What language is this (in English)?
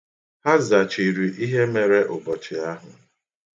Igbo